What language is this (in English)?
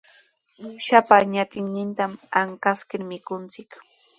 Sihuas Ancash Quechua